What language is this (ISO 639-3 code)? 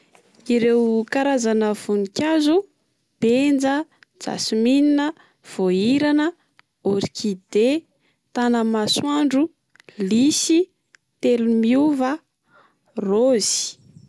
mlg